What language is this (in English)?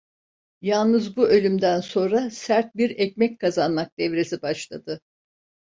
Turkish